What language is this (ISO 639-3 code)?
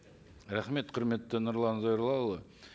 kaz